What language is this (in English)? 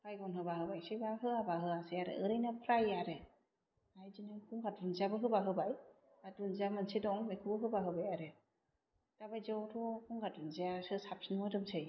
Bodo